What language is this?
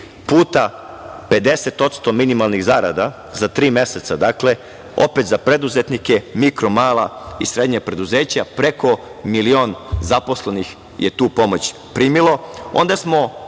Serbian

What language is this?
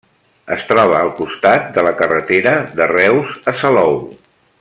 Catalan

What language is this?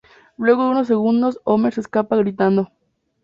Spanish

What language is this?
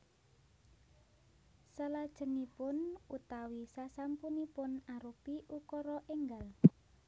Javanese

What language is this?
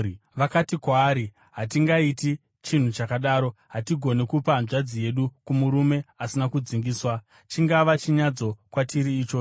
Shona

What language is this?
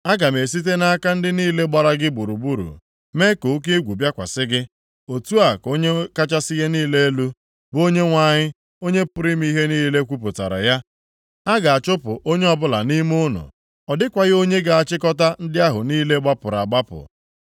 Igbo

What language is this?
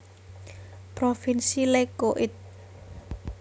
Javanese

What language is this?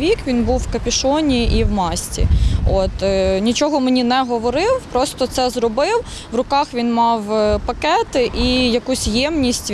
Ukrainian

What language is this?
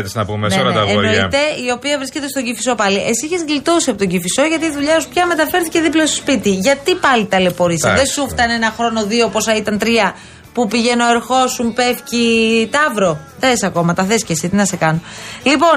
Greek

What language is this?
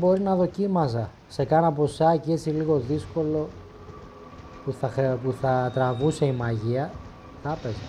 Greek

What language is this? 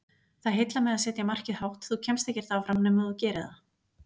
Icelandic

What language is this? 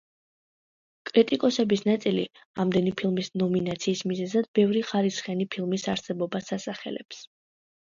Georgian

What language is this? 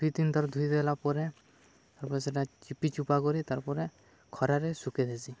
Odia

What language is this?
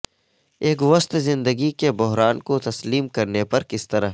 Urdu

